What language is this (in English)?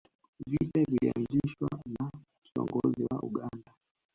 Swahili